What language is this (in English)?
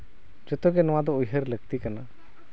Santali